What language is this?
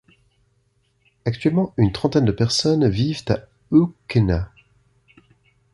French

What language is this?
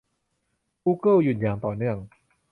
Thai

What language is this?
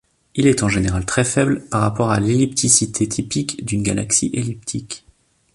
French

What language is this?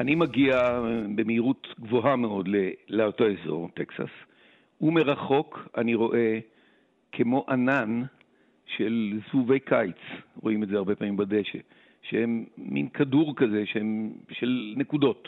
Hebrew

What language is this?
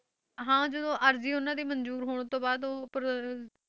Punjabi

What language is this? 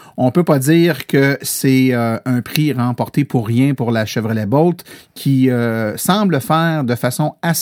French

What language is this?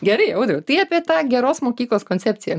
Lithuanian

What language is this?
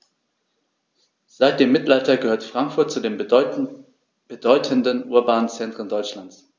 German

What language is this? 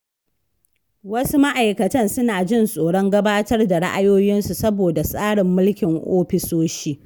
Hausa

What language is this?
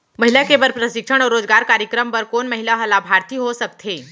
Chhattisgarhi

